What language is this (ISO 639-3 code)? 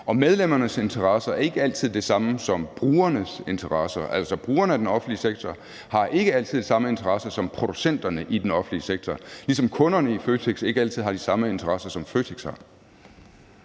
dan